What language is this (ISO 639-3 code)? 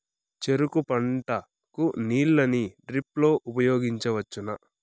tel